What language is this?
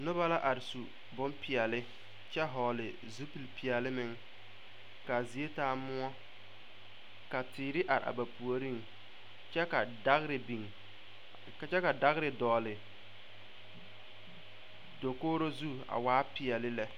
Southern Dagaare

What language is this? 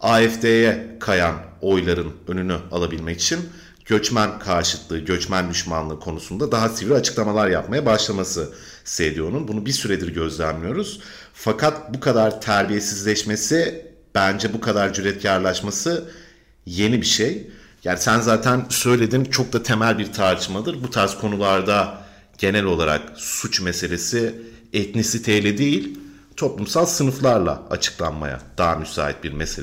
Turkish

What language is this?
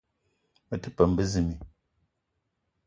Eton (Cameroon)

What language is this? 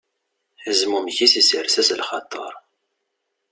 Kabyle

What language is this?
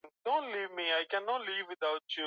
Swahili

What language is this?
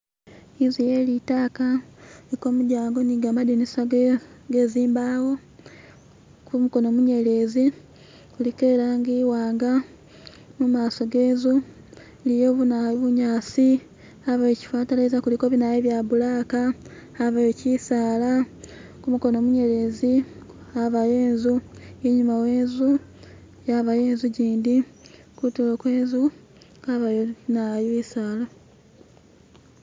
Masaaba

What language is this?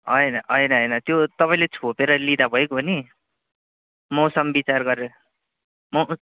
Nepali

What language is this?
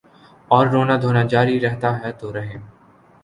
Urdu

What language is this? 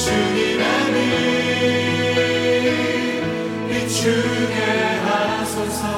Korean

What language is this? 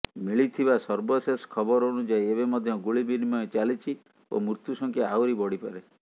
Odia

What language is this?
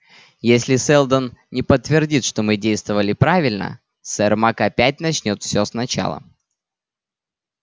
Russian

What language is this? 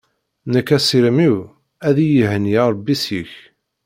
Kabyle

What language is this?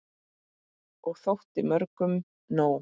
Icelandic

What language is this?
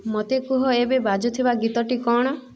Odia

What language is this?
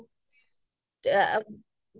Assamese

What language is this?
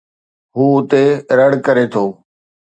Sindhi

